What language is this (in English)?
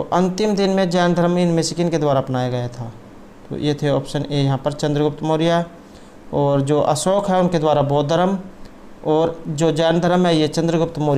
Hindi